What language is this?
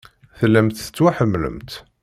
Kabyle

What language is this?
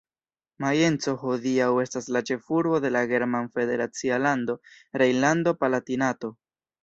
Esperanto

